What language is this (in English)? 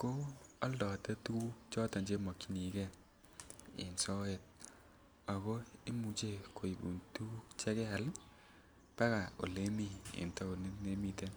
Kalenjin